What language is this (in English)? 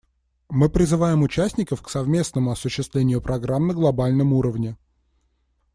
Russian